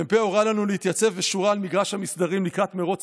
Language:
Hebrew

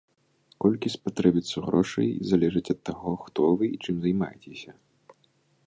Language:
Belarusian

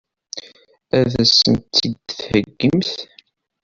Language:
Kabyle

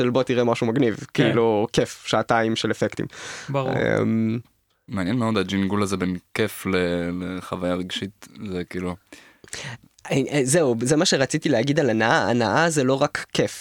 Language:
Hebrew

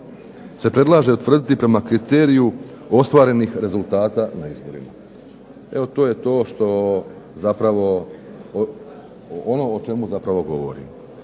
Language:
Croatian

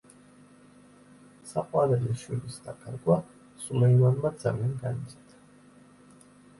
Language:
Georgian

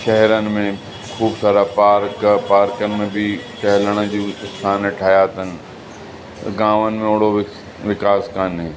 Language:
Sindhi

